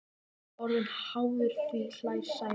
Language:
Icelandic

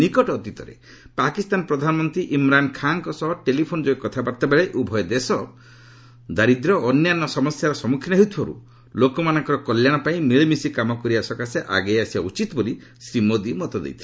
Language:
Odia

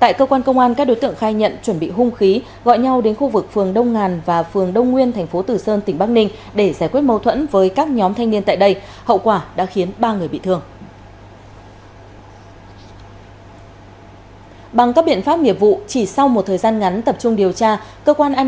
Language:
Vietnamese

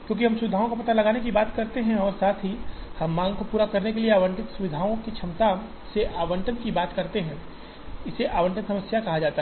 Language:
Hindi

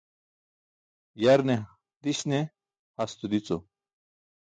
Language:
Burushaski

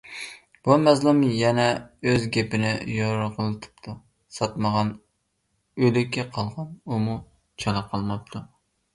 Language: Uyghur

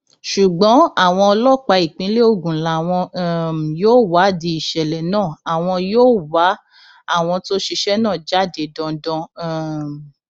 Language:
Yoruba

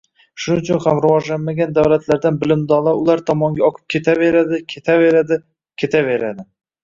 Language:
Uzbek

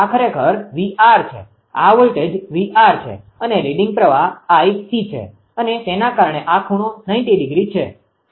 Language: Gujarati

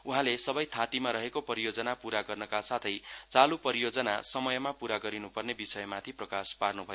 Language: Nepali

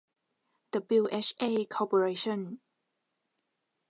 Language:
Thai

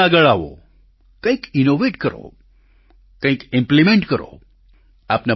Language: Gujarati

